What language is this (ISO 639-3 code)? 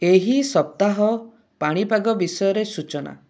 ori